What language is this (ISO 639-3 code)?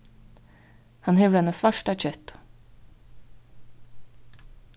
fao